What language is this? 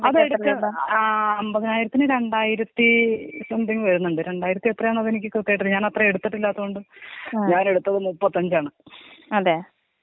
Malayalam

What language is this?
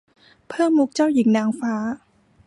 Thai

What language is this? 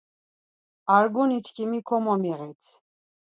Laz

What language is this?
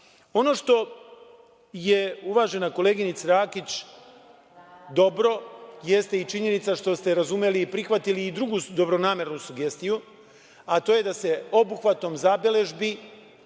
Serbian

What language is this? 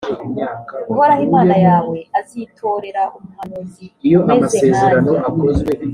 Kinyarwanda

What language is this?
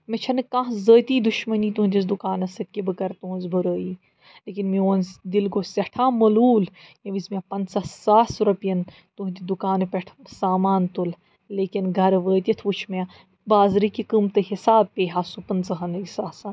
Kashmiri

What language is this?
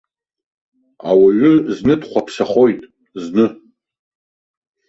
Abkhazian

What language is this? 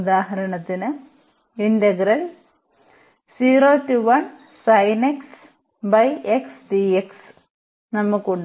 Malayalam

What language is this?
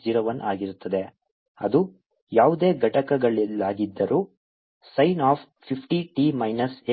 Kannada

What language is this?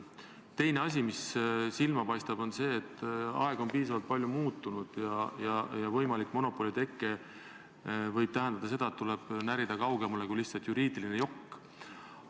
Estonian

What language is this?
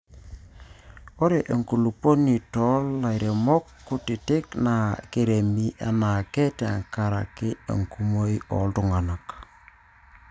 Masai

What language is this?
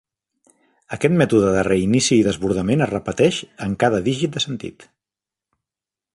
Catalan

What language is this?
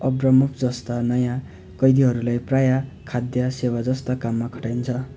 Nepali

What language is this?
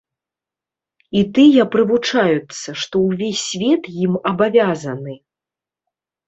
Belarusian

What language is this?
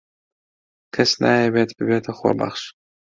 Central Kurdish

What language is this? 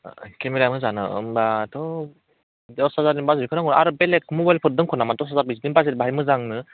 Bodo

